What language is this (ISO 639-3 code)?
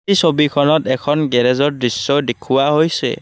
asm